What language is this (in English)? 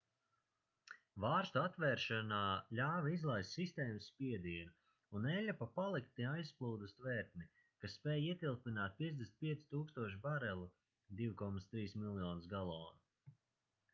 Latvian